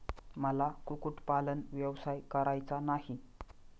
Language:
Marathi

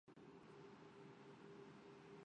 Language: Urdu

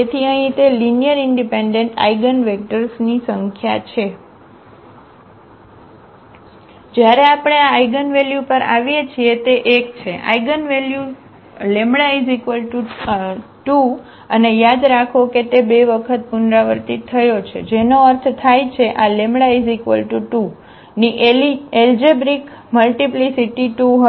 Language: Gujarati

